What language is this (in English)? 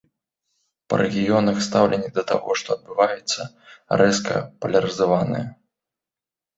Belarusian